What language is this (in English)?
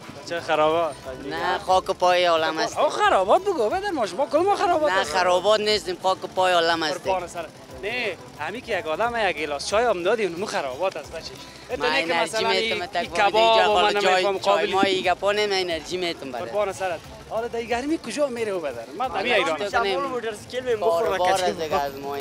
Persian